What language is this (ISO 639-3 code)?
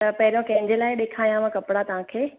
snd